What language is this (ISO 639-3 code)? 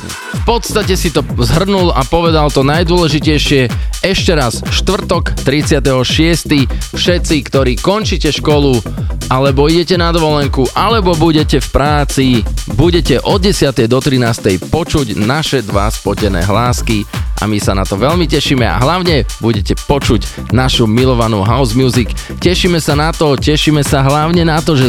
slk